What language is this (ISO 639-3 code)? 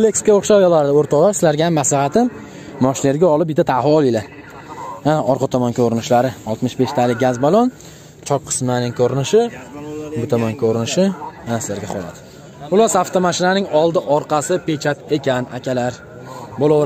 tur